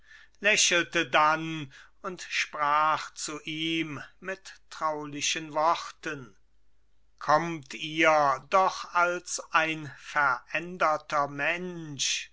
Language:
German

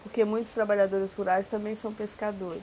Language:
Portuguese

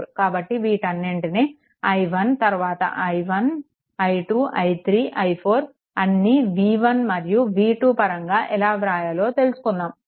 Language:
Telugu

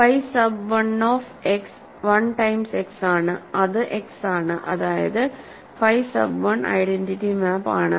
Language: Malayalam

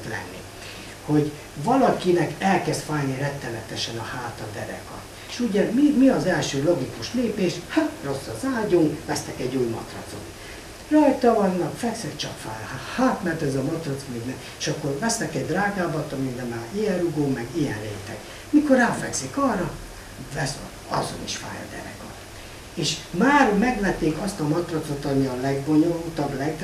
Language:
Hungarian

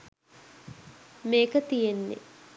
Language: Sinhala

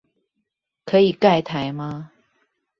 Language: Chinese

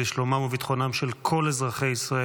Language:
Hebrew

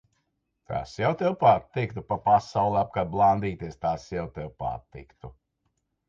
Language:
Latvian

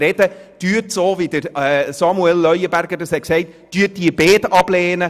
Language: Swiss German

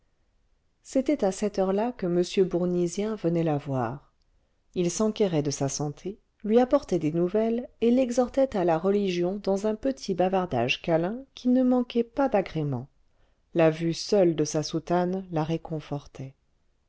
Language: French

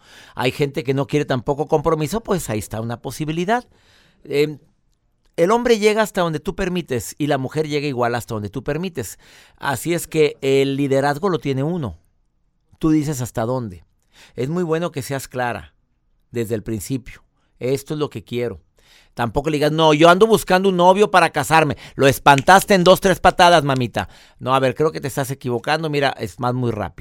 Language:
Spanish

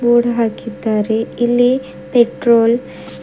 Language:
Kannada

